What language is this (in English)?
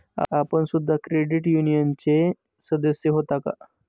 Marathi